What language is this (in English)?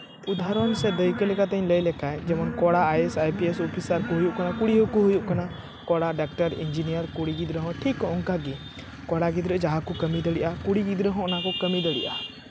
Santali